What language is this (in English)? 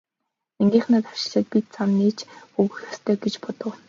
Mongolian